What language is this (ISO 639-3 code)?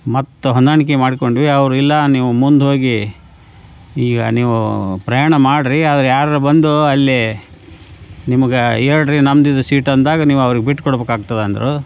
kan